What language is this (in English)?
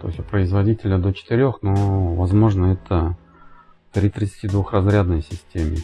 Russian